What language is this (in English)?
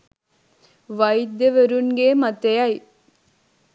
Sinhala